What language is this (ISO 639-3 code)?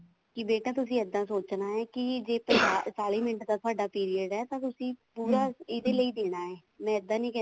pan